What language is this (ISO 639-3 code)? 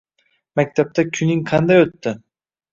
uzb